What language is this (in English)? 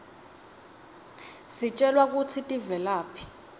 Swati